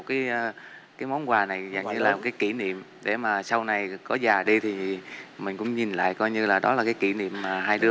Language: Vietnamese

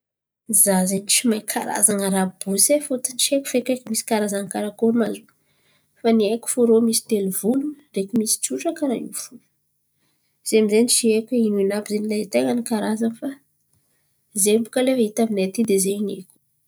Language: Antankarana Malagasy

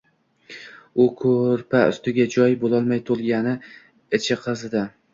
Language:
Uzbek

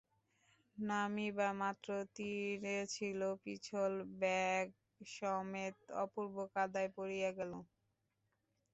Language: Bangla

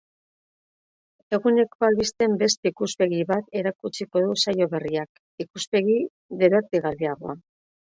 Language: Basque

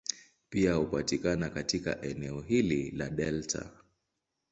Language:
Swahili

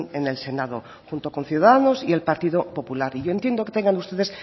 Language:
Spanish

